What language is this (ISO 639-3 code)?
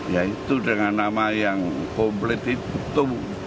ind